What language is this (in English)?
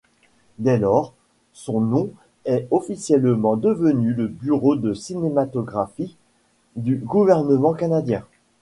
French